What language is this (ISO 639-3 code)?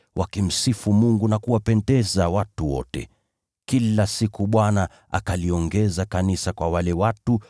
swa